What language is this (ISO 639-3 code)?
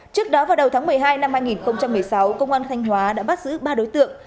vie